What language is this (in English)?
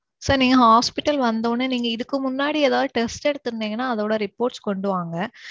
Tamil